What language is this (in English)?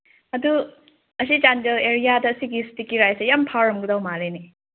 Manipuri